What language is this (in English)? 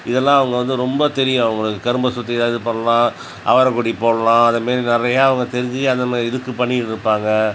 Tamil